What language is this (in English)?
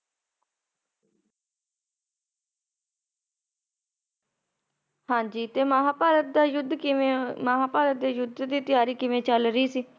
Punjabi